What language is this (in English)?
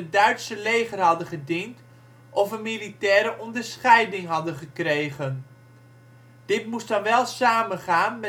Dutch